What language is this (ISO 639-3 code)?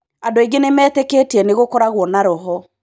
kik